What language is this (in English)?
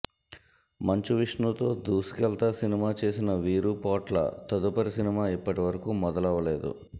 Telugu